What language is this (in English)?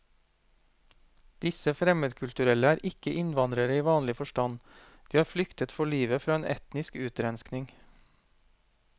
Norwegian